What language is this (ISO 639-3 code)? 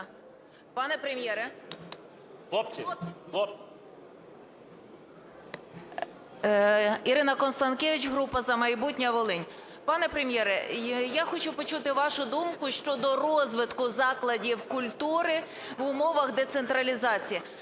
ukr